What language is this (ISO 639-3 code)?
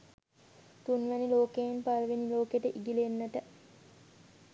sin